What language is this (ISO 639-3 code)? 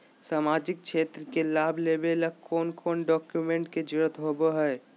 mag